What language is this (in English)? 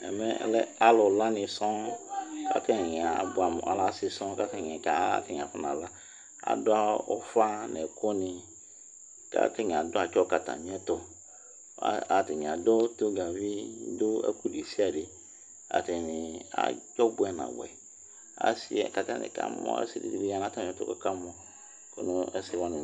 Ikposo